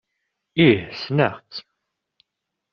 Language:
Kabyle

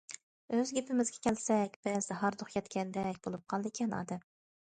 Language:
Uyghur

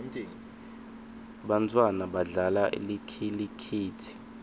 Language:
Swati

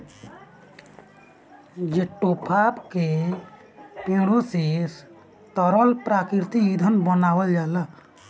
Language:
Bhojpuri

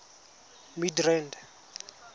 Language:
Tswana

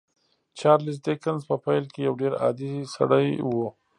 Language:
Pashto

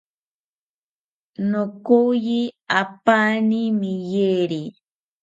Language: South Ucayali Ashéninka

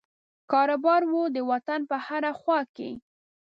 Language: Pashto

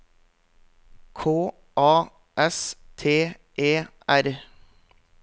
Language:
Norwegian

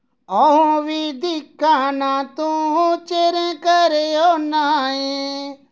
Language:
Dogri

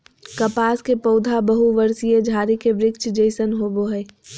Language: Magahi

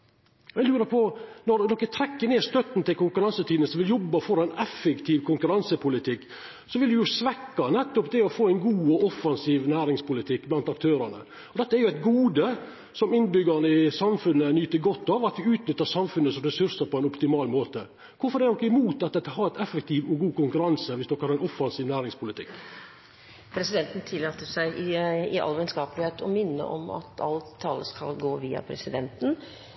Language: Norwegian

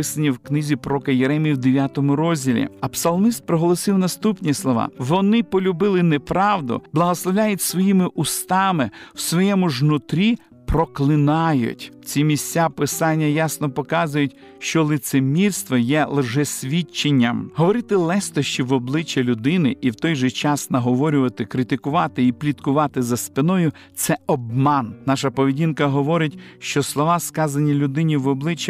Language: Ukrainian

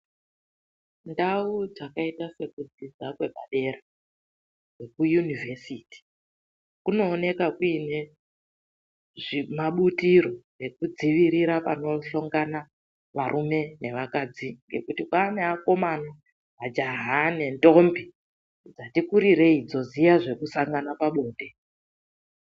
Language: Ndau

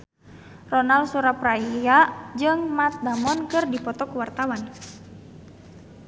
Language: Sundanese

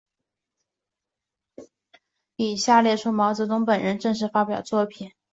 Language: Chinese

